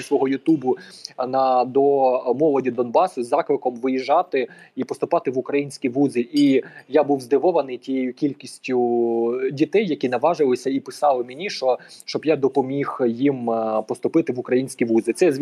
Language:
Ukrainian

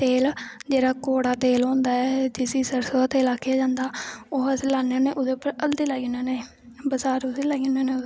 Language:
Dogri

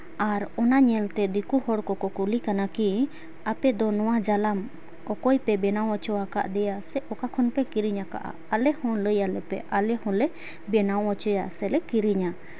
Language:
Santali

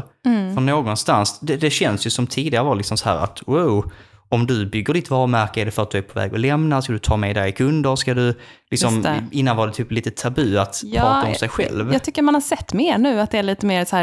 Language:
Swedish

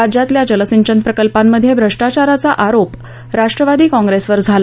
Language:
Marathi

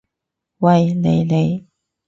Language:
Cantonese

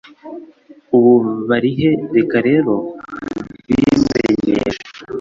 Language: Kinyarwanda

